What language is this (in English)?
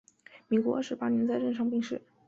Chinese